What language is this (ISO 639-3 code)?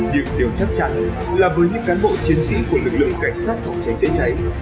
vie